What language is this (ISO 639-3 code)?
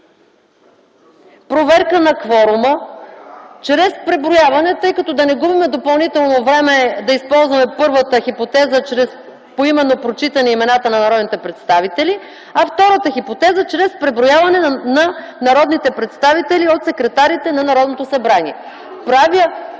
bul